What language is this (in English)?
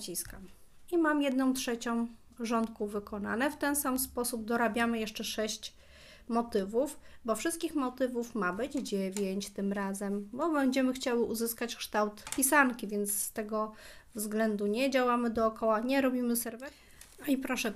Polish